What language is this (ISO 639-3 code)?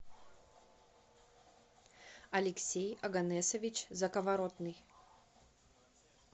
rus